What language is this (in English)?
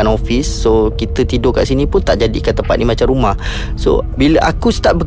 Malay